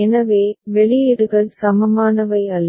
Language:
Tamil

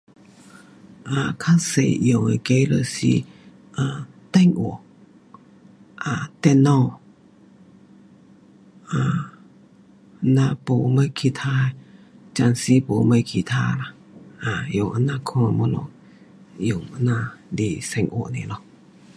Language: Pu-Xian Chinese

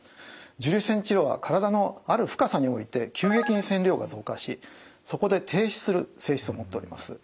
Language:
Japanese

